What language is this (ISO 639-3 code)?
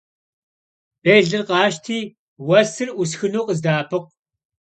kbd